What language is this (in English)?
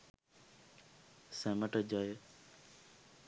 Sinhala